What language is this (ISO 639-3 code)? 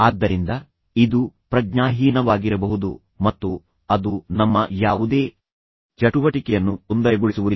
kan